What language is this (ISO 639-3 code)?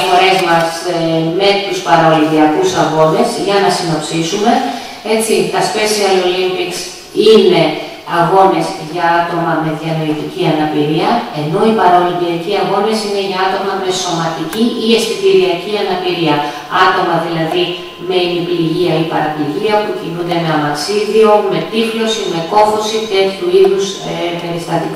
ell